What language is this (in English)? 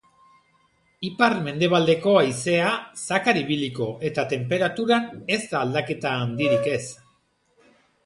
Basque